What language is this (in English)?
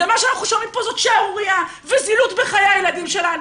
Hebrew